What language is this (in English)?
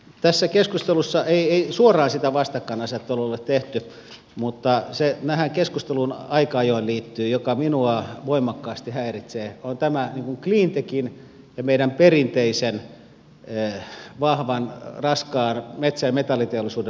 Finnish